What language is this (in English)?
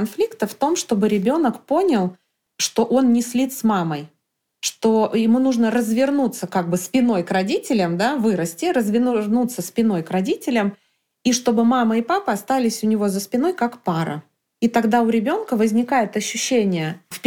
Russian